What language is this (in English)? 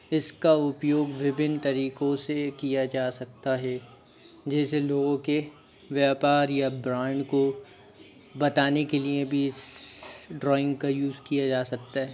Hindi